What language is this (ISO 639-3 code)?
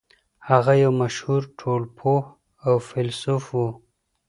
pus